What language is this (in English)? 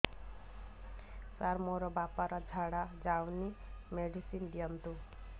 Odia